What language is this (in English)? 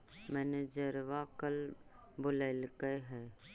Magahi